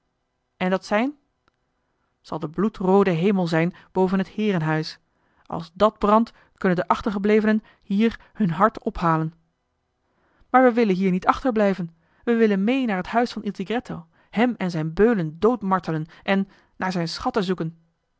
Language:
Dutch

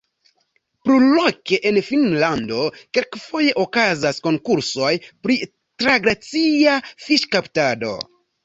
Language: Esperanto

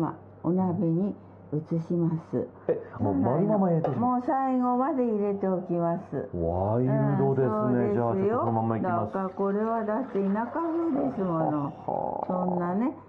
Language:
Japanese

